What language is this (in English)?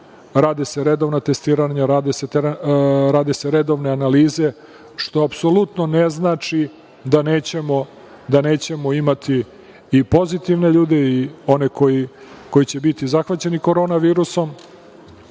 Serbian